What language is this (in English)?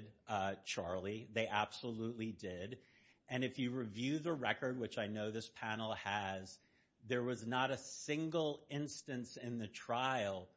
English